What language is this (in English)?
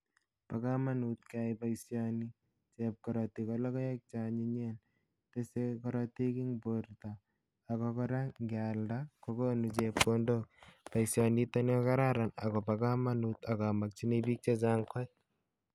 Kalenjin